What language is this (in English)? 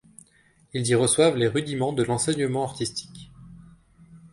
French